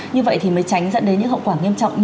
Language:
Vietnamese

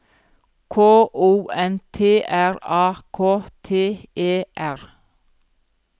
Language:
Norwegian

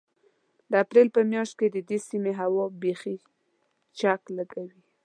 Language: Pashto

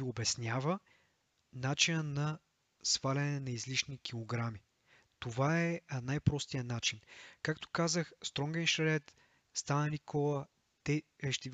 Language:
Bulgarian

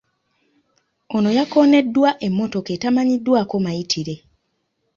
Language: Ganda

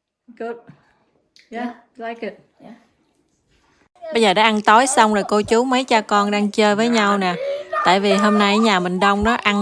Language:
Vietnamese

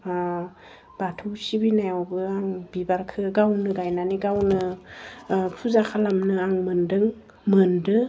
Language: Bodo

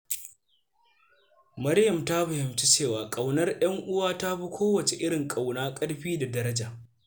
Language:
Hausa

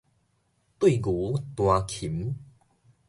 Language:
Min Nan Chinese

